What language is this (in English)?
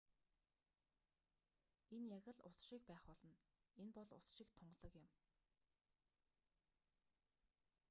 Mongolian